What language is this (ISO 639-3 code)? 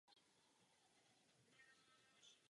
ces